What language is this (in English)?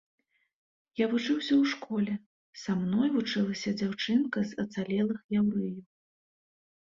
Belarusian